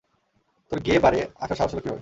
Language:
Bangla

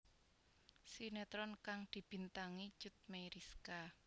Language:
Javanese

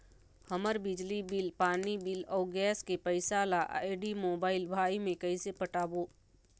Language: Chhattisgarhi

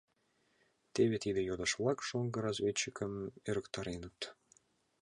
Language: Mari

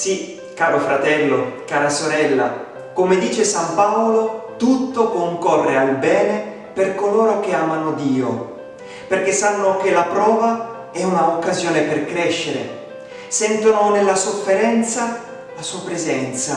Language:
Italian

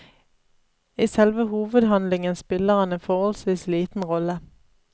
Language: Norwegian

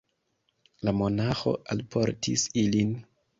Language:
Esperanto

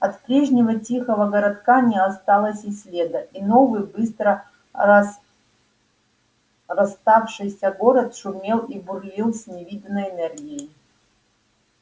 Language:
Russian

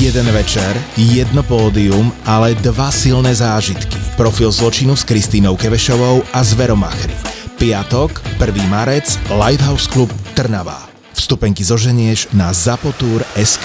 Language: Slovak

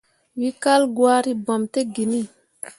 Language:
Mundang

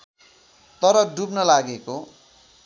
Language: Nepali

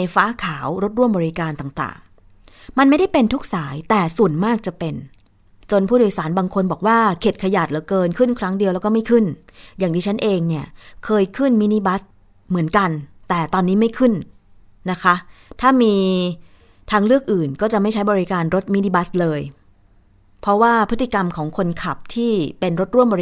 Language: Thai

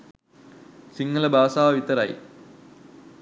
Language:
Sinhala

